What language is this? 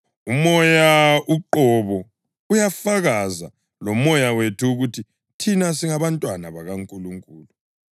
North Ndebele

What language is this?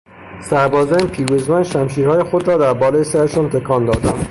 Persian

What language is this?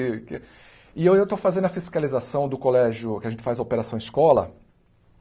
Portuguese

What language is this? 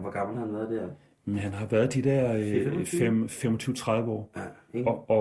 Danish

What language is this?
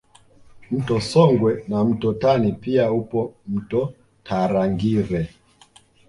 Swahili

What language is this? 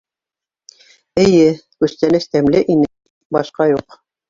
Bashkir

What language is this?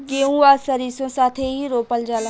Bhojpuri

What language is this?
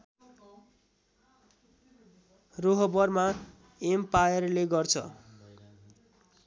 Nepali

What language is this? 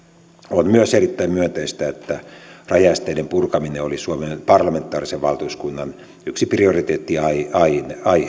Finnish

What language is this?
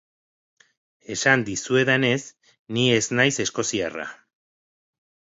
Basque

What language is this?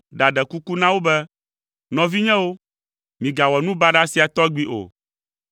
Ewe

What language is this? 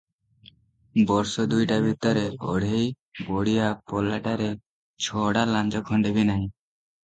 Odia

